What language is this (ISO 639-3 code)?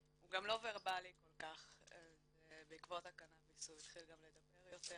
heb